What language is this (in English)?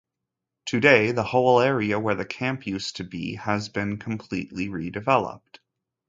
English